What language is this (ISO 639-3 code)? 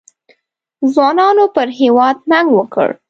pus